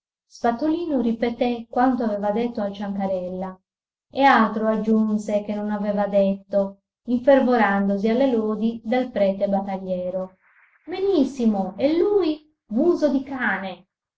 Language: Italian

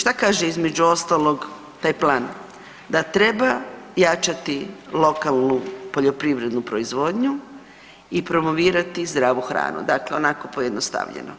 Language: Croatian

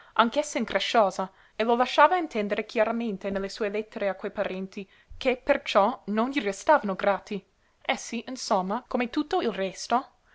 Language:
Italian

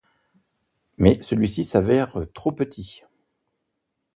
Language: French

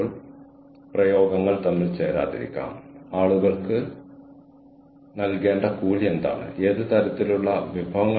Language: Malayalam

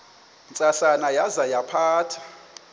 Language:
Xhosa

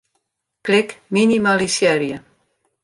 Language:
Western Frisian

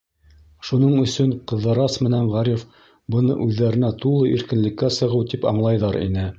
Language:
Bashkir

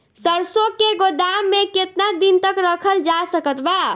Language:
Bhojpuri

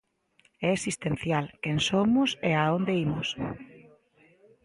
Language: Galician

